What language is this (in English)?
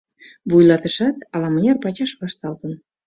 Mari